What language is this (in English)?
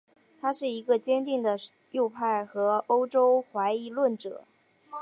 Chinese